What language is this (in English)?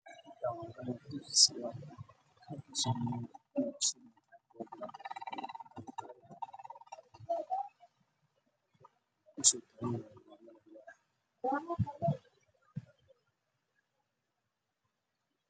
Somali